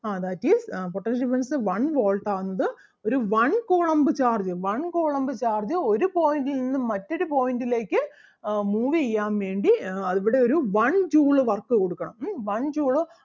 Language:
Malayalam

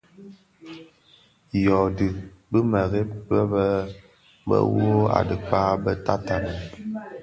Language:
Bafia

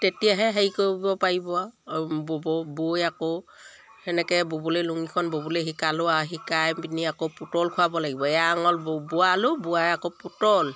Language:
Assamese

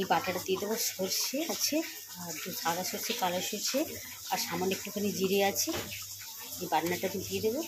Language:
Bangla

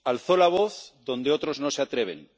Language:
Spanish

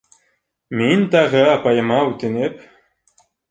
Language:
Bashkir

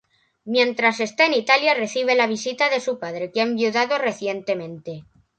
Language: Spanish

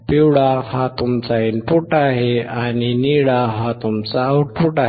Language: Marathi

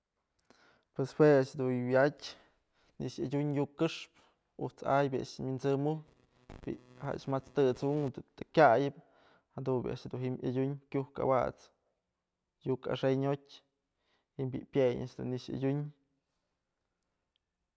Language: Mazatlán Mixe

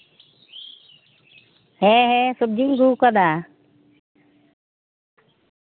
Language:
Santali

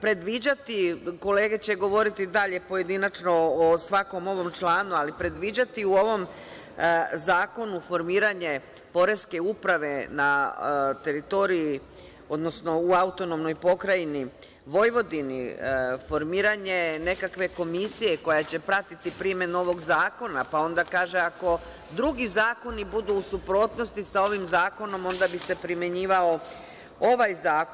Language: Serbian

